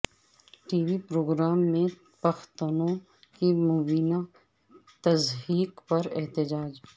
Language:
Urdu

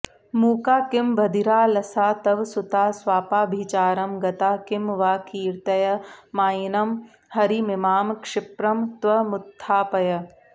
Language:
Sanskrit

